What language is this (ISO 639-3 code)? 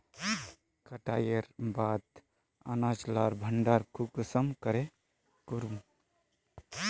mag